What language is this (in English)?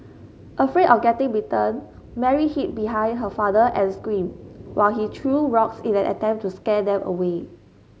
English